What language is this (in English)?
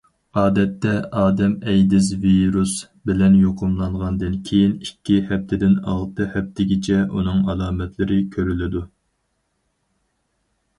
Uyghur